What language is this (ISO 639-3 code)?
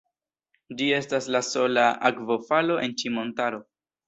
epo